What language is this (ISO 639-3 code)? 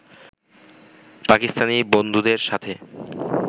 ben